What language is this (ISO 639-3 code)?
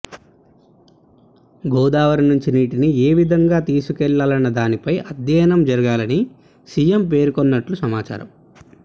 tel